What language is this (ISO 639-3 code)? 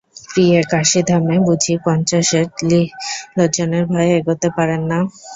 ben